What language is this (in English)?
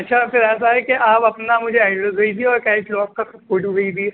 Urdu